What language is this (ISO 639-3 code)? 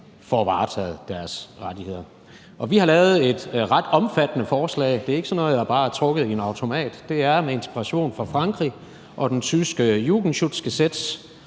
dan